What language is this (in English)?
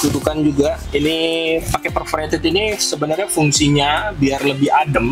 Indonesian